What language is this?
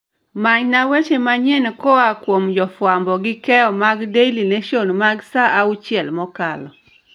Luo (Kenya and Tanzania)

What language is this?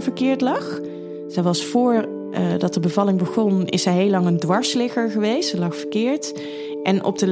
Dutch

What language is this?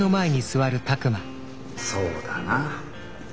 Japanese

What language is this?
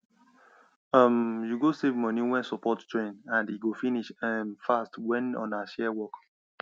Nigerian Pidgin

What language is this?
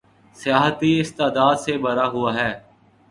Urdu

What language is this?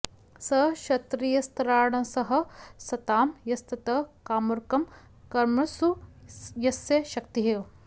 Sanskrit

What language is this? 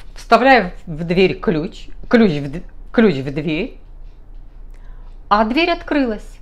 Russian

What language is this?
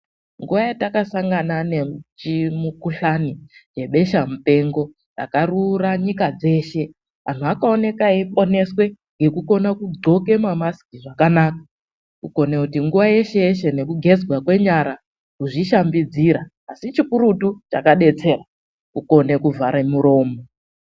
Ndau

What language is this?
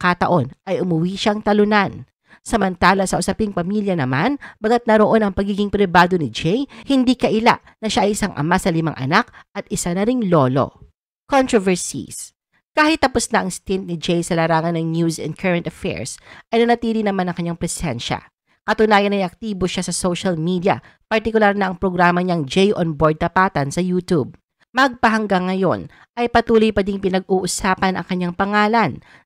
Filipino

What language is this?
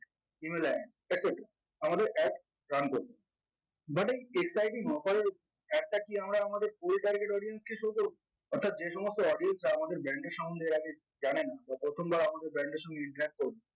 Bangla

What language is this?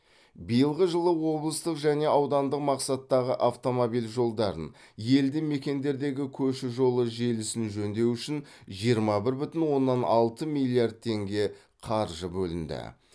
Kazakh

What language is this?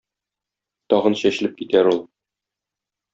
Tatar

